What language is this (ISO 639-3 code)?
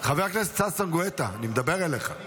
heb